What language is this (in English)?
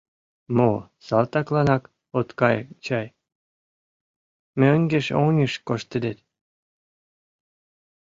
Mari